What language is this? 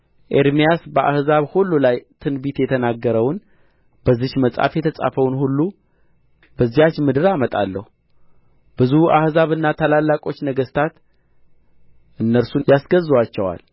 Amharic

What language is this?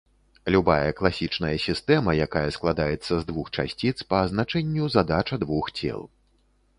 Belarusian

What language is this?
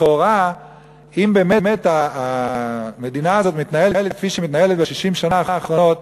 Hebrew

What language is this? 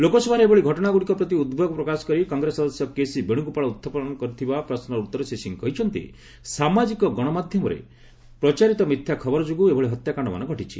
Odia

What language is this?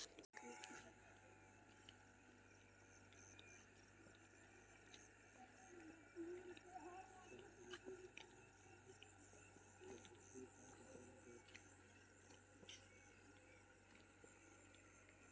Maithili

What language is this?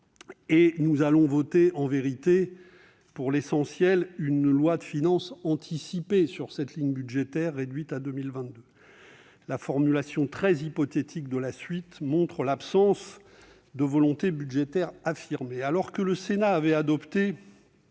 French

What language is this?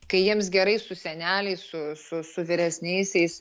Lithuanian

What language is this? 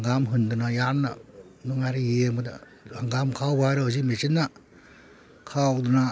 Manipuri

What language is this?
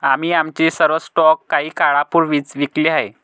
Marathi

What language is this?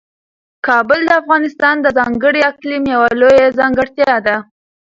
Pashto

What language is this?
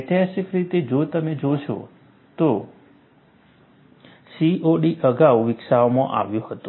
Gujarati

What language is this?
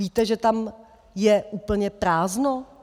Czech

